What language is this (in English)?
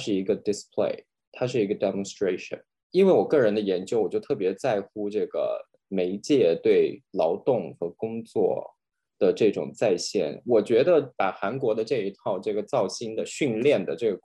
Chinese